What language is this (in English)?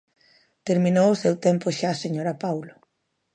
Galician